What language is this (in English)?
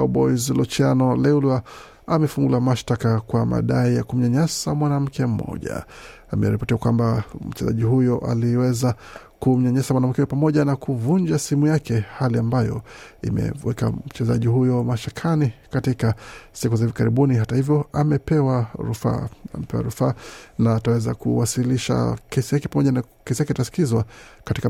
Swahili